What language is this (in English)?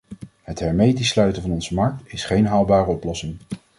Dutch